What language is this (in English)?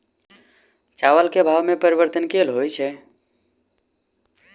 Maithili